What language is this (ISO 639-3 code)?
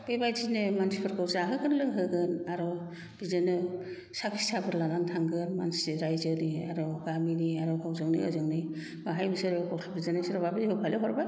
brx